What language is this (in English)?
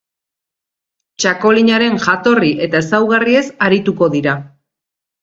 Basque